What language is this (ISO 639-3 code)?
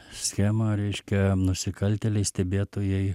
lit